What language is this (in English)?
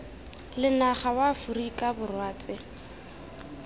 Tswana